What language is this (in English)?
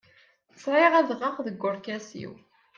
Kabyle